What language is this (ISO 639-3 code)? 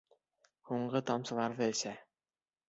bak